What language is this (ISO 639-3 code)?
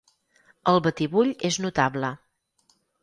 cat